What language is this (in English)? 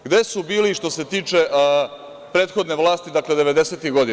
Serbian